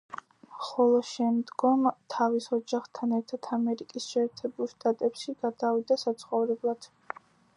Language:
Georgian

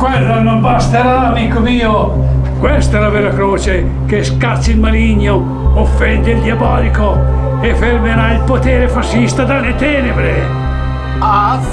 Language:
Italian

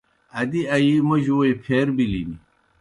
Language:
Kohistani Shina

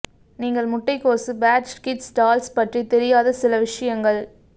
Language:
Tamil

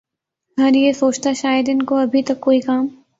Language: Urdu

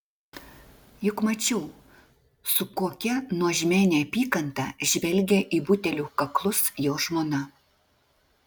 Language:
Lithuanian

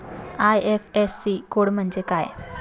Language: Marathi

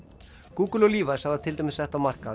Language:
Icelandic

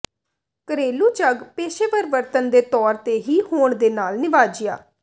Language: Punjabi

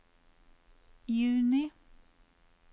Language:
Norwegian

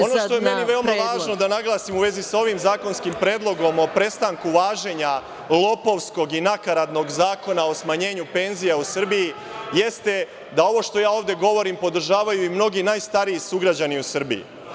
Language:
Serbian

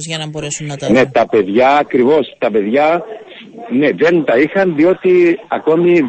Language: Greek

